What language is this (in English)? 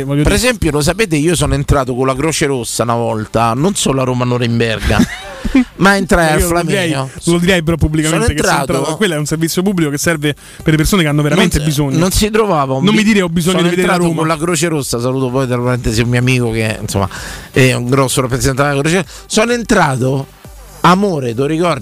Italian